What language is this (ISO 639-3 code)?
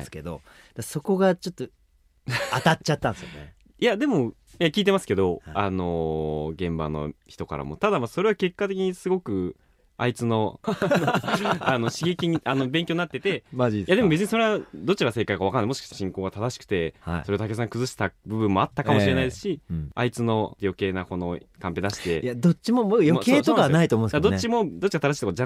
jpn